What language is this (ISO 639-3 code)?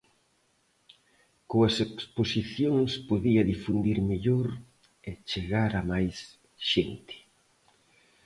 glg